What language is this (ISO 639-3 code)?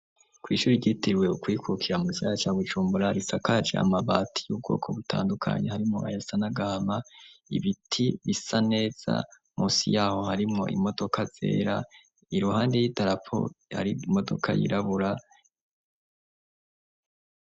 run